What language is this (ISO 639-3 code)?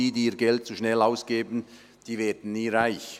gsw